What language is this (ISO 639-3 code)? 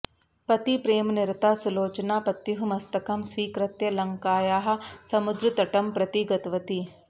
san